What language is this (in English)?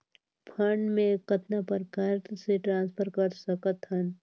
Chhattisgarhi